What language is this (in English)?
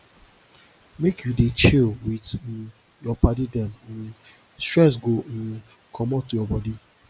Nigerian Pidgin